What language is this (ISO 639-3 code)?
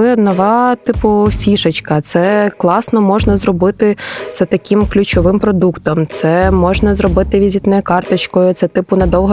ukr